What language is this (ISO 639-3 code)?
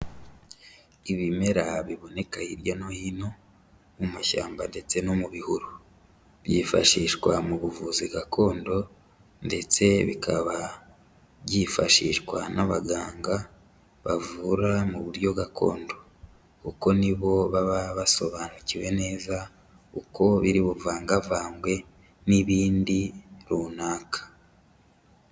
kin